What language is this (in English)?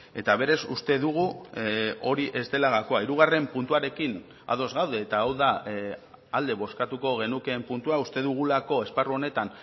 Basque